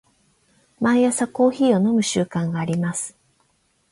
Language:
Japanese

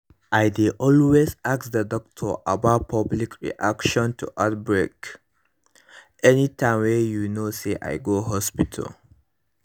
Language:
Nigerian Pidgin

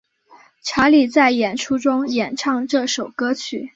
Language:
Chinese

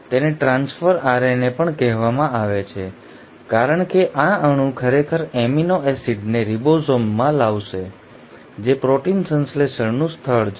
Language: Gujarati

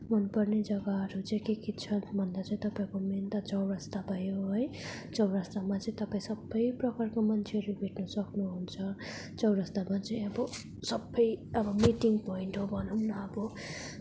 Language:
Nepali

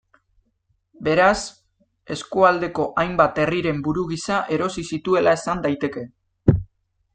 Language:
Basque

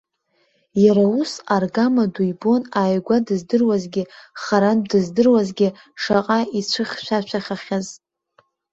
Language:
Abkhazian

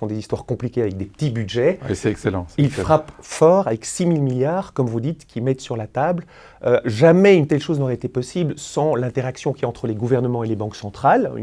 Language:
French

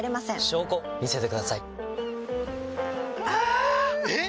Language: Japanese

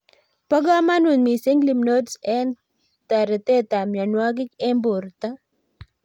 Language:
Kalenjin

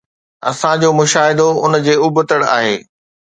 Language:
Sindhi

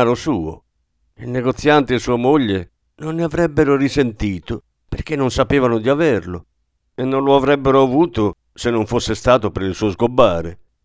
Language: Italian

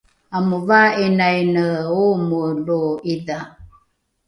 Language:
Rukai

